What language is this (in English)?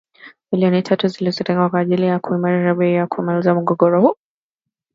Swahili